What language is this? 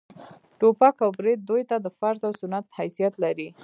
Pashto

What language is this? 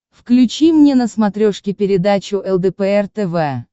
Russian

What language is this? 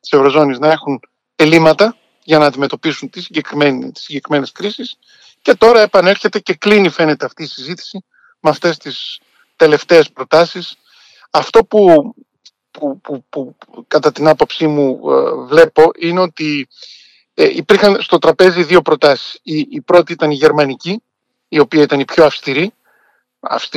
Greek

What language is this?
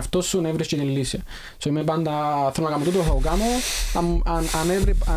Greek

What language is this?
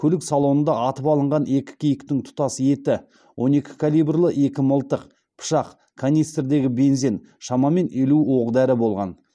Kazakh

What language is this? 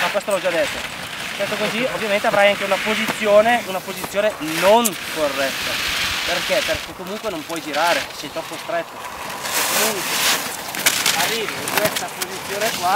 Italian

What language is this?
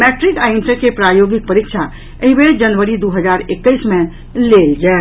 Maithili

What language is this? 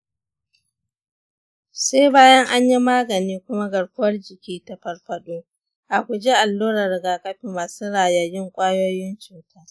Hausa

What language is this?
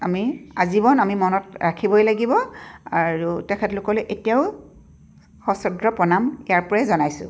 Assamese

